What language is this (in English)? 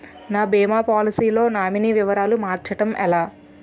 Telugu